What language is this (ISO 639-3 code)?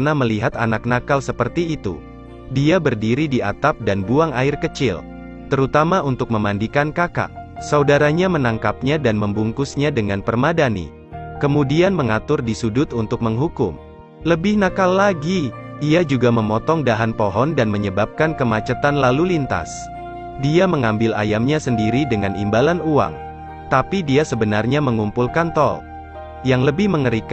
ind